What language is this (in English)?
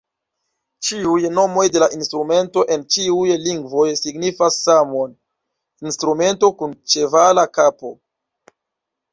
Esperanto